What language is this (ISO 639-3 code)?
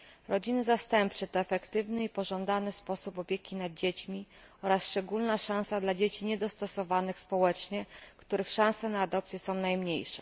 pol